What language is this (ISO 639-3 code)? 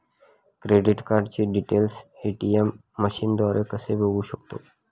mar